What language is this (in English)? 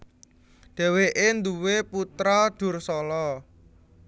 Javanese